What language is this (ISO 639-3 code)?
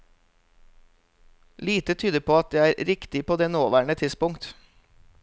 nor